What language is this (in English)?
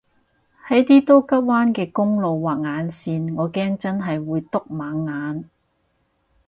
Cantonese